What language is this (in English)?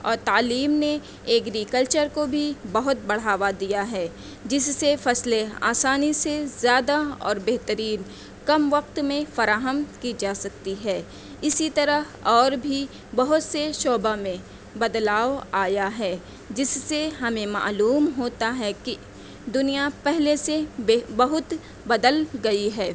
Urdu